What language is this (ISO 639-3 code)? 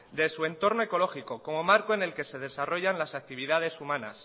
spa